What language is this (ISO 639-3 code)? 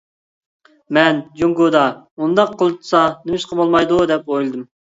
uig